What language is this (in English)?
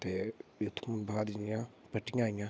Dogri